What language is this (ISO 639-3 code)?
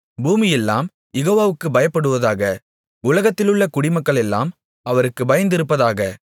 tam